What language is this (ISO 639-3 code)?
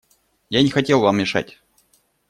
rus